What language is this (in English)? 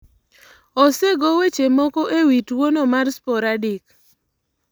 Luo (Kenya and Tanzania)